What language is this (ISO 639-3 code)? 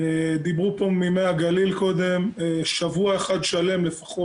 heb